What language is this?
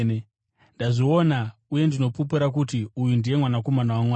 Shona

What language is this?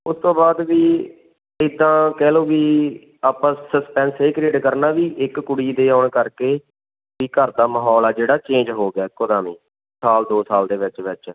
Punjabi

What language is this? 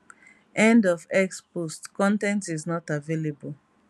Nigerian Pidgin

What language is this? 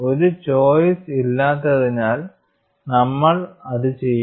Malayalam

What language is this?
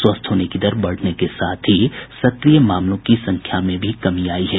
Hindi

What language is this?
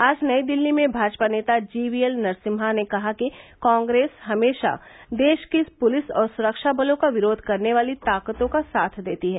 Hindi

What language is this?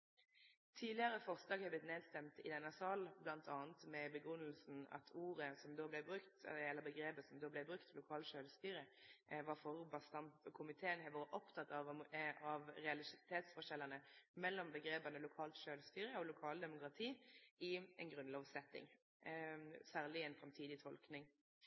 Norwegian Nynorsk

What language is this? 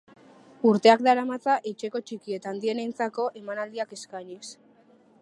Basque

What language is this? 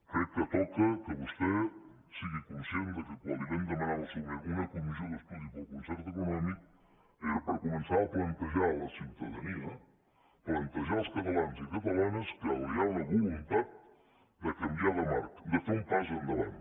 Catalan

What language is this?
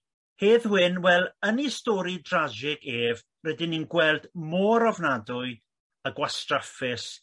Welsh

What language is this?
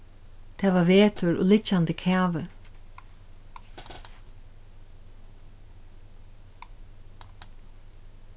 Faroese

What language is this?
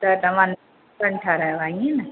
Sindhi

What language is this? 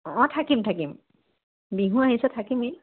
Assamese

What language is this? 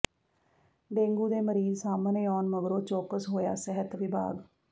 Punjabi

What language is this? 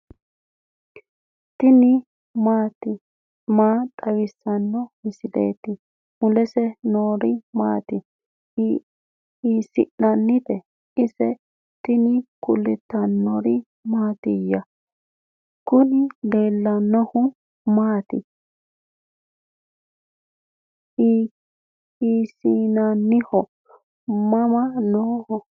Sidamo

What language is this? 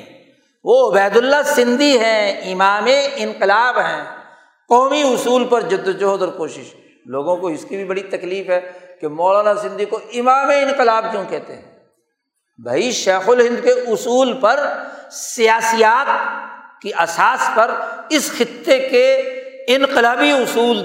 Urdu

